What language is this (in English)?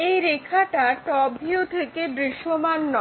Bangla